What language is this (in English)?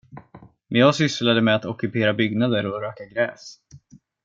Swedish